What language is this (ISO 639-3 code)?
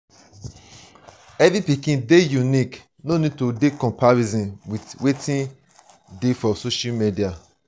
pcm